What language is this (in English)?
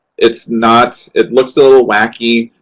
English